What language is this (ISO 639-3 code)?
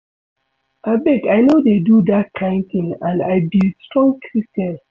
pcm